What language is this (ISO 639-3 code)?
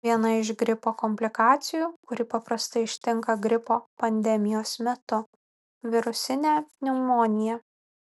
lit